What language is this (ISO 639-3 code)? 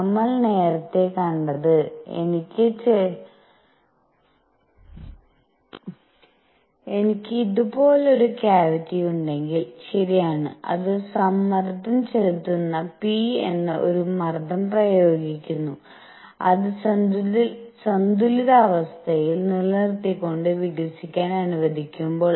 mal